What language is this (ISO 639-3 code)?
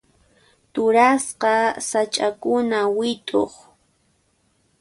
qxp